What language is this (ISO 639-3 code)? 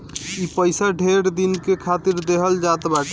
bho